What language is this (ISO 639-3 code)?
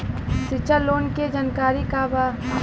bho